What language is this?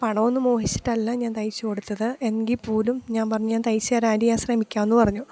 Malayalam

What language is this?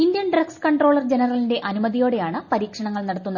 Malayalam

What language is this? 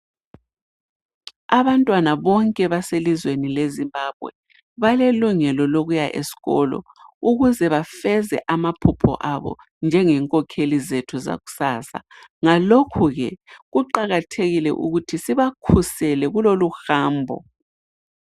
North Ndebele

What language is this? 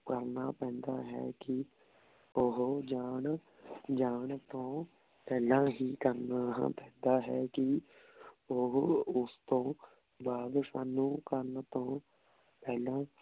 Punjabi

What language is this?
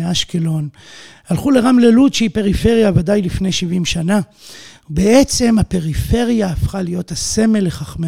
Hebrew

